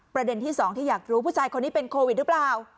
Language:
Thai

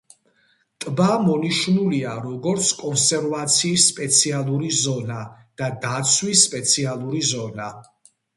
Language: Georgian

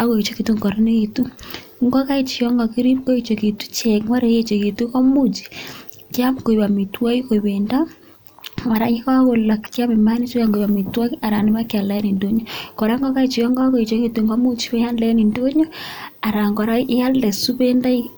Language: Kalenjin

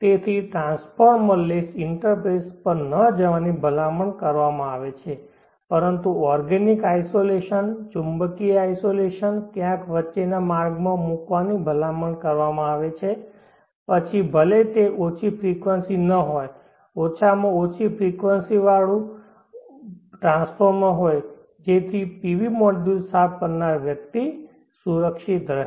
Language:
Gujarati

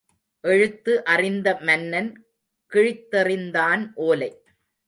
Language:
Tamil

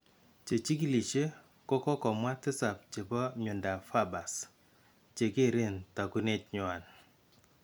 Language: Kalenjin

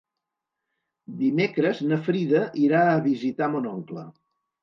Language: Catalan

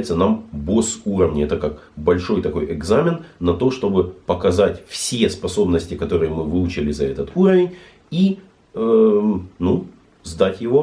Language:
Russian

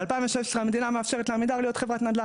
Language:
Hebrew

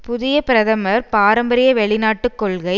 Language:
Tamil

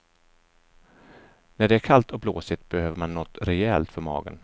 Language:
Swedish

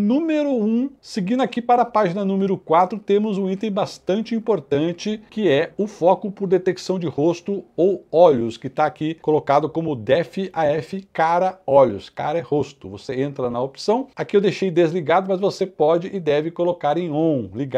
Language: Portuguese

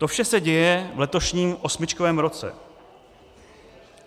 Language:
Czech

